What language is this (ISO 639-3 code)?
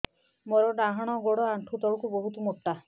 ori